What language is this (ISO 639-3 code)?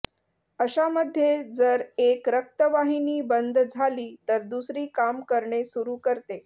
mar